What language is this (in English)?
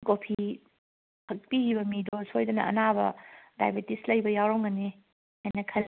Manipuri